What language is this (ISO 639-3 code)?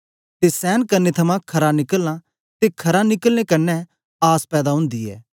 doi